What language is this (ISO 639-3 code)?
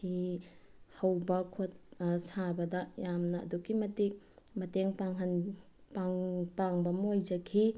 mni